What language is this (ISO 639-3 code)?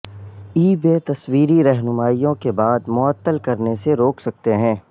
urd